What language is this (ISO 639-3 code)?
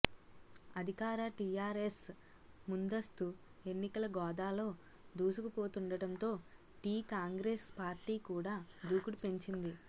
tel